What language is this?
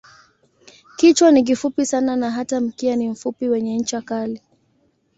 Swahili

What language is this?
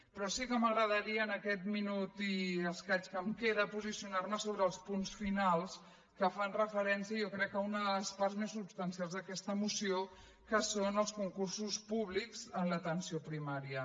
Catalan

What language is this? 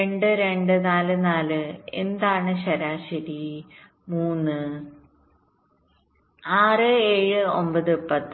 Malayalam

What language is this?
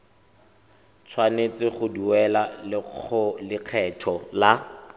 Tswana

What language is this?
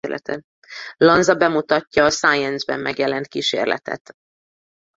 Hungarian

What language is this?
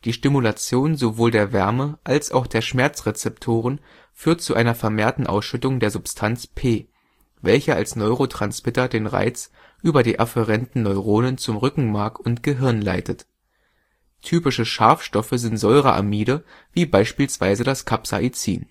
German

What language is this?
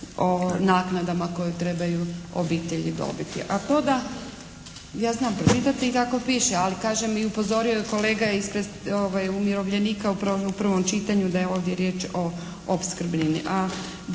Croatian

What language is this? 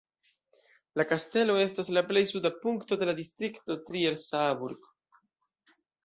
Esperanto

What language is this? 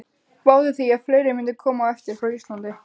Icelandic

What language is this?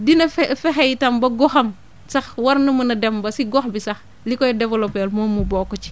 Wolof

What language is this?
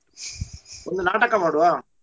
Kannada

